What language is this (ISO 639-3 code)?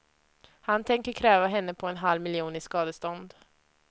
swe